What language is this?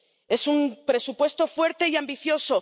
Spanish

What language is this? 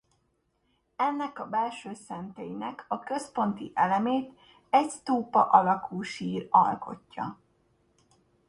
Hungarian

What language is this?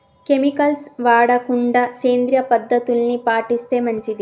Telugu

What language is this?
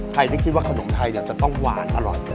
Thai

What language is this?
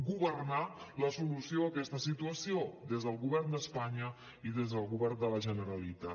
Catalan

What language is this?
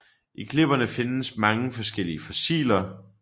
Danish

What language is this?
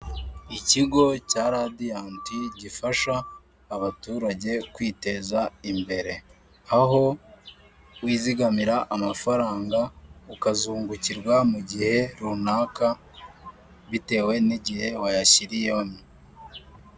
Kinyarwanda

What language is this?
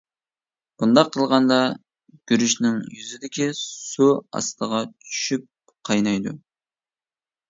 Uyghur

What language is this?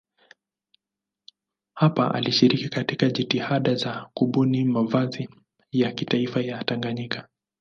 Swahili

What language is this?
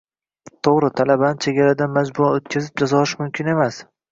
Uzbek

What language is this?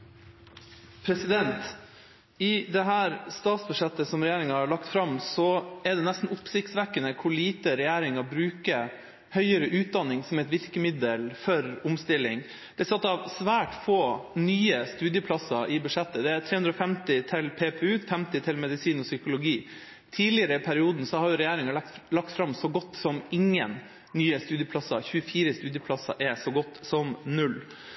Norwegian Bokmål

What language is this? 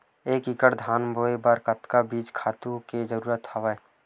Chhattisgarhi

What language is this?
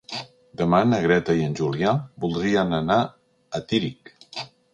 Catalan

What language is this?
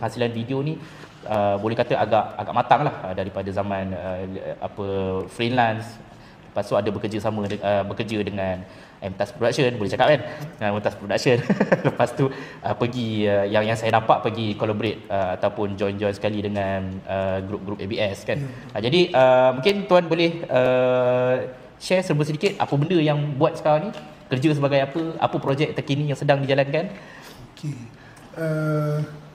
Malay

